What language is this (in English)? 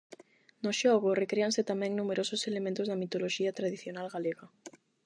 Galician